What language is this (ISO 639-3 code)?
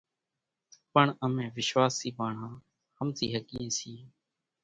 gjk